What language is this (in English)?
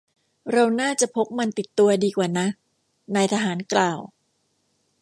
Thai